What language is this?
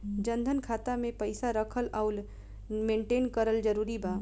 Bhojpuri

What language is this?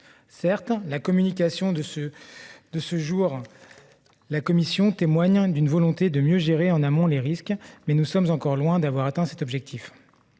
French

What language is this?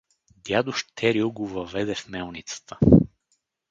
Bulgarian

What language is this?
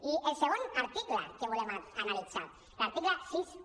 Catalan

